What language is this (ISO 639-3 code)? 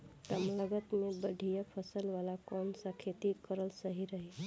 bho